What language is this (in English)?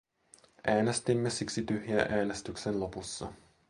Finnish